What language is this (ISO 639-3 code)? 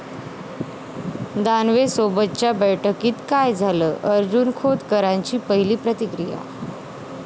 mar